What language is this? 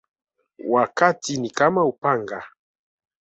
Swahili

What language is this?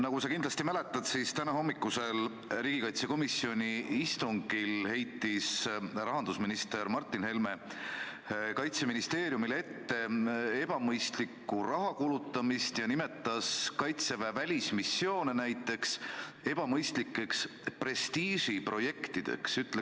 Estonian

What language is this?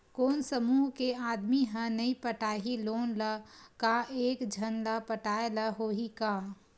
Chhattisgarhi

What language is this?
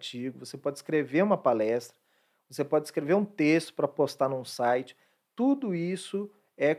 Portuguese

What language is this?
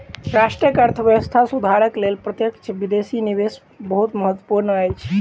Maithili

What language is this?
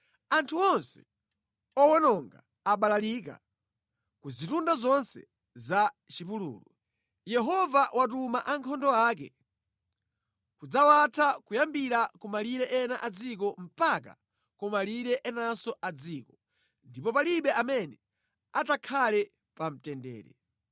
Nyanja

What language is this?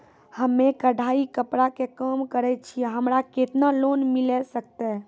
Maithili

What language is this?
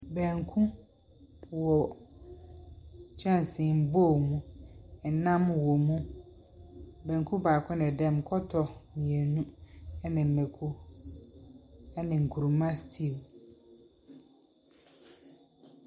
Akan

